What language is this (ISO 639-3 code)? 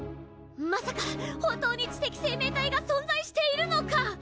jpn